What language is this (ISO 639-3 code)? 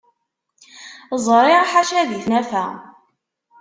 kab